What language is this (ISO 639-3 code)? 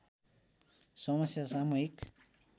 nep